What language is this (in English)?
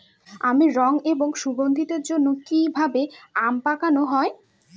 Bangla